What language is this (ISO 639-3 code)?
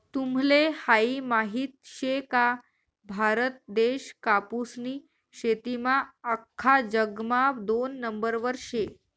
mar